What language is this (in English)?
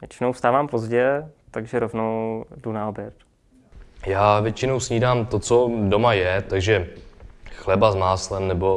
Czech